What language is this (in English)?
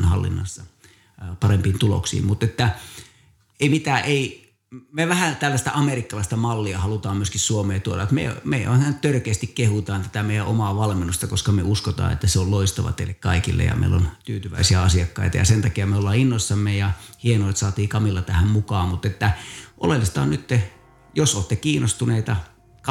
Finnish